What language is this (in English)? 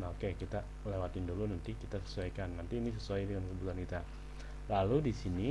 Indonesian